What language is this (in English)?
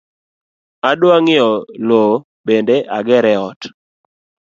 Luo (Kenya and Tanzania)